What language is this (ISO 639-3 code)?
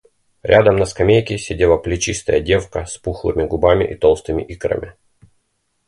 rus